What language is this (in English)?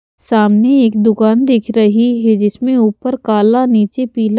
Hindi